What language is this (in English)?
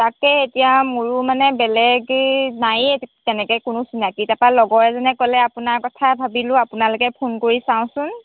Assamese